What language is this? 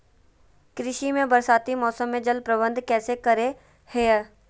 Magahi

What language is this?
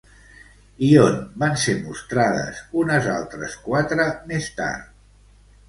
Catalan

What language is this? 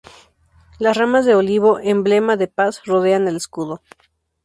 Spanish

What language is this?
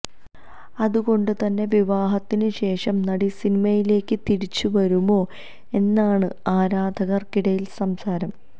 Malayalam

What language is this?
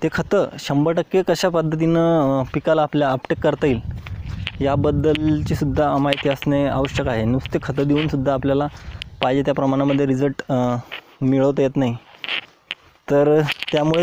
Hindi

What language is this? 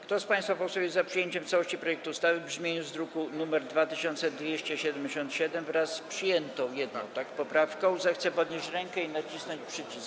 Polish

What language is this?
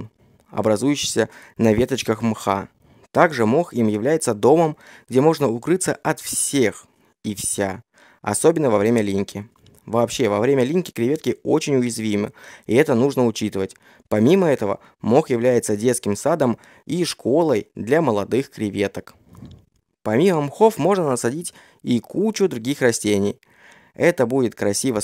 Russian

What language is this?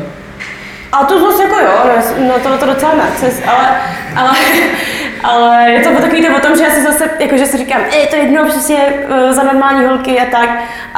Czech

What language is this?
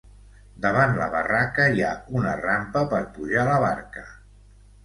Catalan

